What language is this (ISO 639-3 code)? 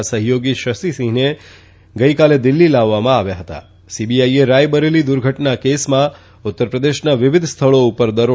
guj